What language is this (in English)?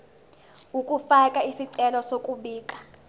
Zulu